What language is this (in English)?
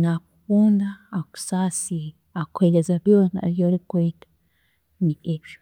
Chiga